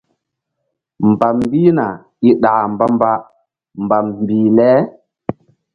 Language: Mbum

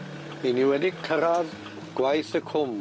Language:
Welsh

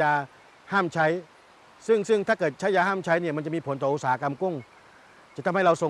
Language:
Thai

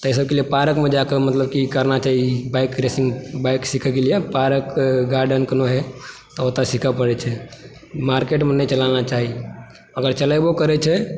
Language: Maithili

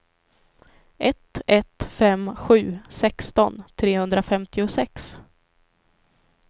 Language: Swedish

